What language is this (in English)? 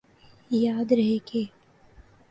Urdu